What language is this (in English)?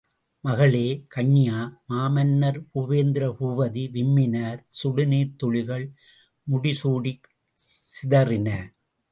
Tamil